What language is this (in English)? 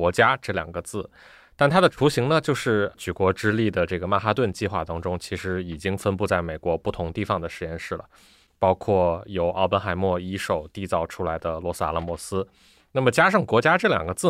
Chinese